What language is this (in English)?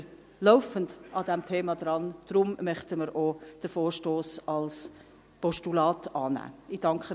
Swiss German